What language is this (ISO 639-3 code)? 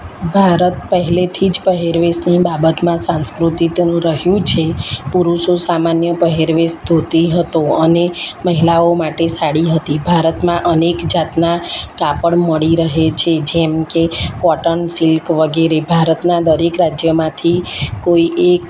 guj